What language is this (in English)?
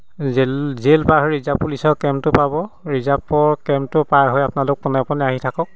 Assamese